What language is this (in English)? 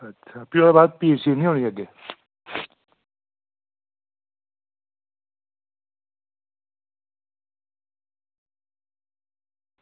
Dogri